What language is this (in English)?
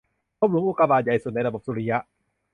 Thai